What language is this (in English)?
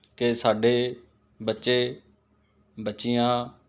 Punjabi